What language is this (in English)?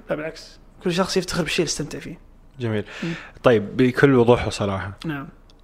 Arabic